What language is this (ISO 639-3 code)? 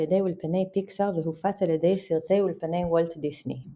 heb